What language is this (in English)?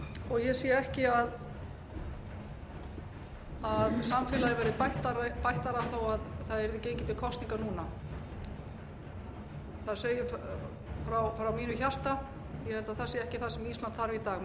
Icelandic